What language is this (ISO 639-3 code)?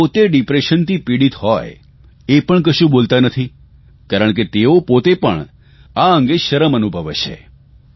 guj